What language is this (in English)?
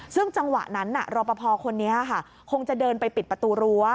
Thai